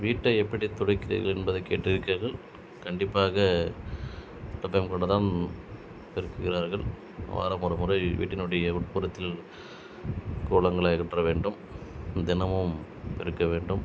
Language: Tamil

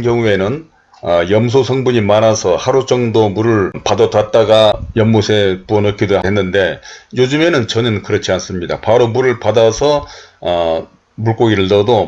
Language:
Korean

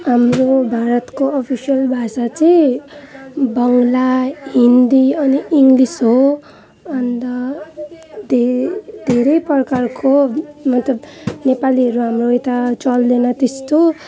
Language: Nepali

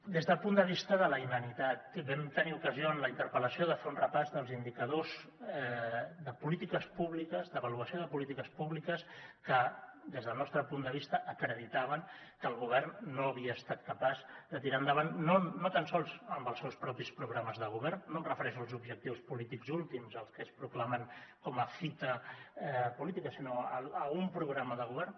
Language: Catalan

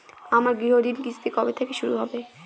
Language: Bangla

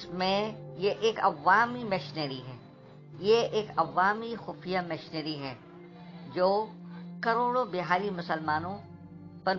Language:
Urdu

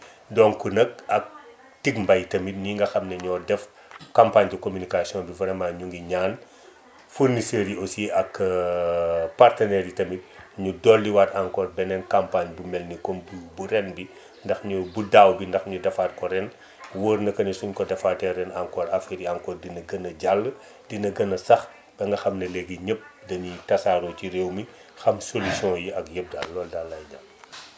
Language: Wolof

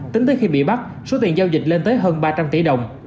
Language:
Vietnamese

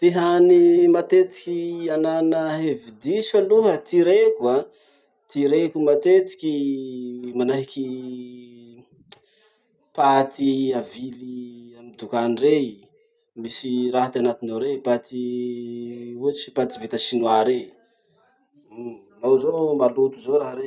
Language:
Masikoro Malagasy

